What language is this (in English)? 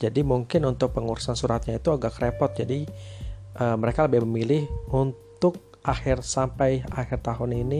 Indonesian